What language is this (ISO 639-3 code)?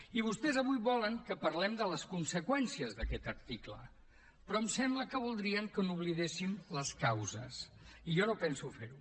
cat